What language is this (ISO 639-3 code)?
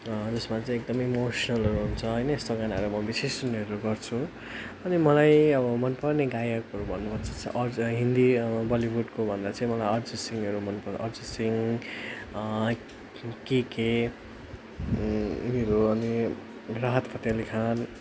nep